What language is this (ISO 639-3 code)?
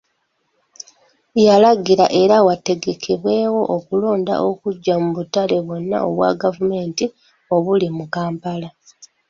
lug